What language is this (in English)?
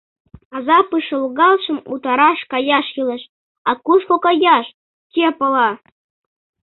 Mari